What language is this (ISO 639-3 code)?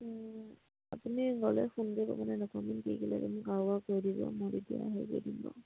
asm